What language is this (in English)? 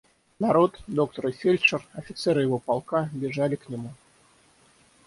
Russian